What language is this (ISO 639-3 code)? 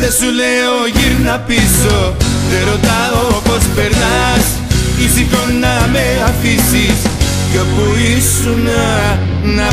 ell